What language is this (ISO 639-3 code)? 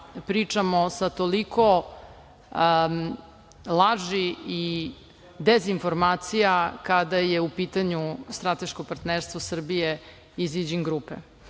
srp